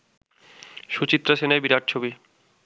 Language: Bangla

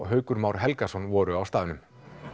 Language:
Icelandic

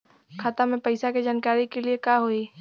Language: Bhojpuri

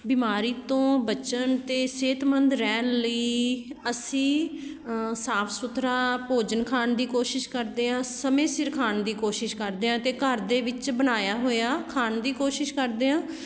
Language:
Punjabi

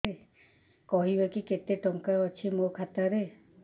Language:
Odia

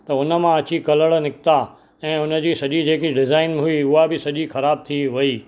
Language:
Sindhi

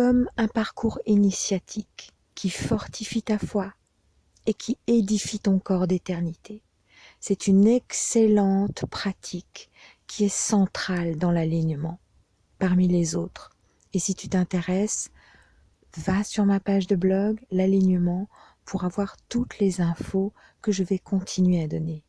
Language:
French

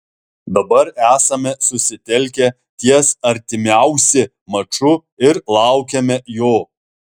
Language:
Lithuanian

